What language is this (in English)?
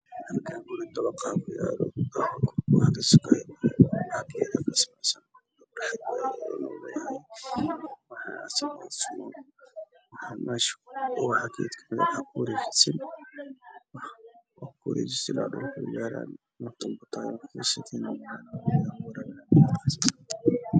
Somali